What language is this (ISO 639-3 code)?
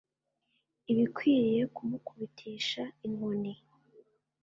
kin